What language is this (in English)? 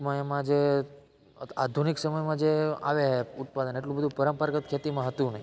Gujarati